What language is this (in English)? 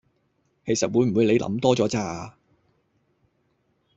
Cantonese